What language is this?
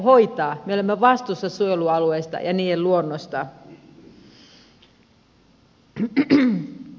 Finnish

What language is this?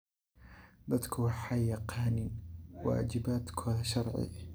Somali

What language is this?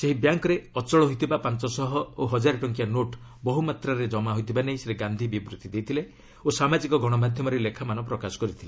Odia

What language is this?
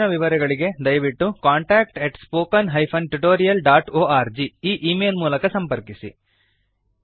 Kannada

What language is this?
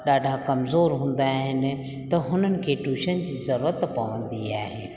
Sindhi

